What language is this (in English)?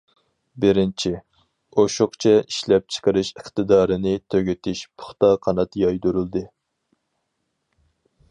Uyghur